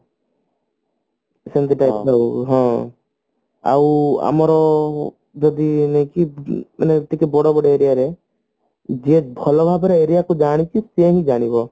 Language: Odia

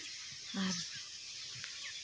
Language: Santali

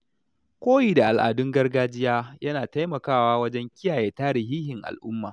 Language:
Hausa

